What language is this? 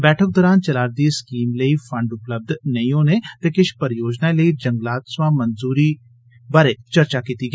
Dogri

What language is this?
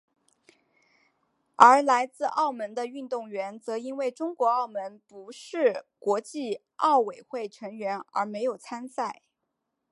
Chinese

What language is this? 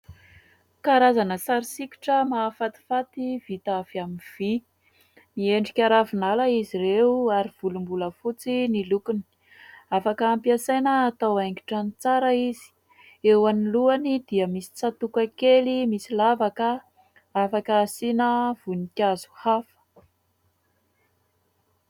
Malagasy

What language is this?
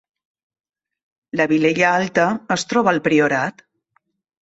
Catalan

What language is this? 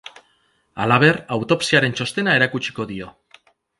Basque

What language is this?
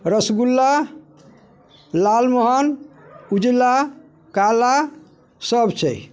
Maithili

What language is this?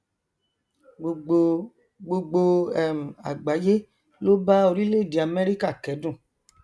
Yoruba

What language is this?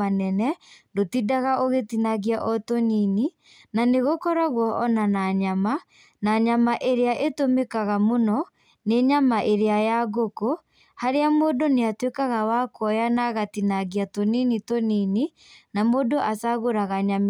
Kikuyu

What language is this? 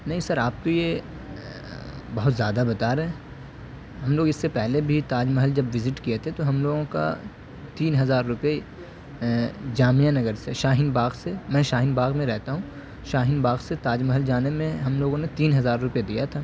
Urdu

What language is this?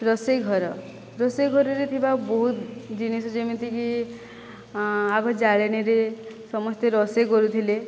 Odia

